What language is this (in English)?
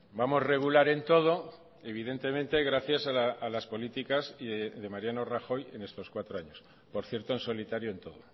Spanish